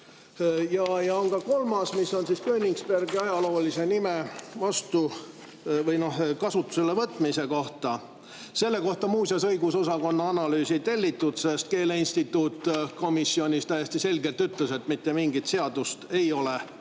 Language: Estonian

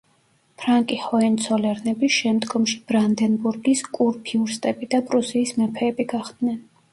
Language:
Georgian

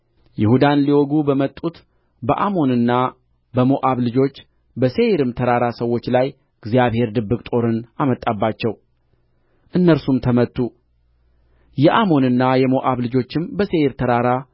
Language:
Amharic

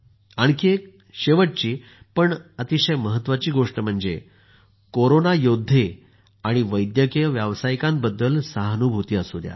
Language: Marathi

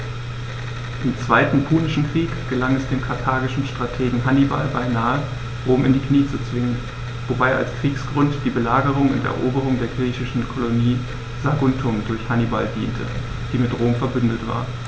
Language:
German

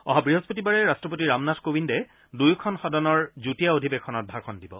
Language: Assamese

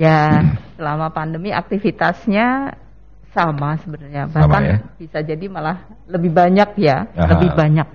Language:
Indonesian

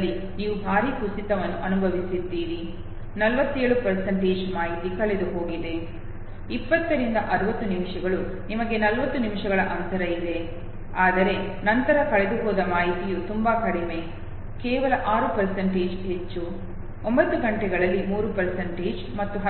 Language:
Kannada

